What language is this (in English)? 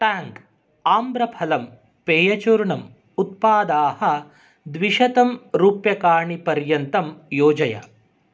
Sanskrit